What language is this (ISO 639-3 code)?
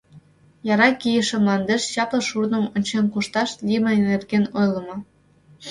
chm